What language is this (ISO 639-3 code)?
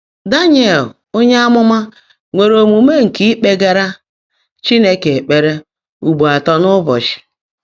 ibo